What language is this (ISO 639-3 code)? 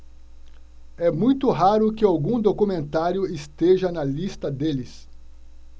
por